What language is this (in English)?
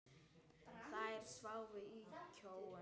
Icelandic